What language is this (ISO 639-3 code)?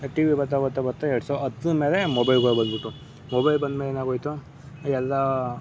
kan